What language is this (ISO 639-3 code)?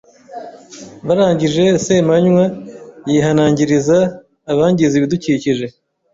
kin